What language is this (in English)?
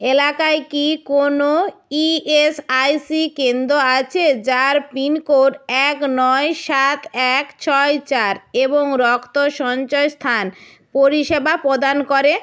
Bangla